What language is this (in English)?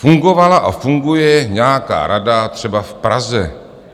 Czech